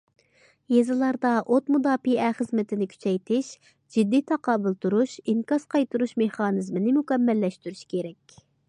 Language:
Uyghur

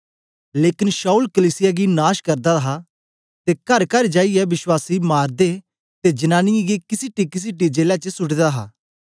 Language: Dogri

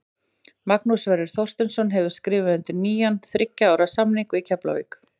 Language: Icelandic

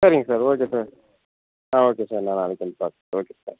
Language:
Tamil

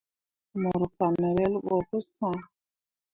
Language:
Mundang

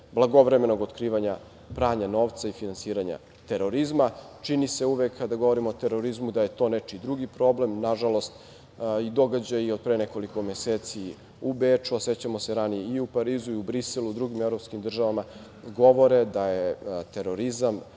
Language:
Serbian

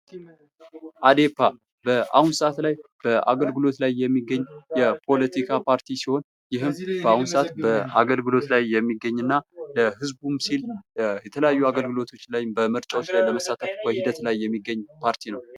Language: Amharic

